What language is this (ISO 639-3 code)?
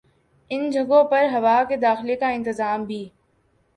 urd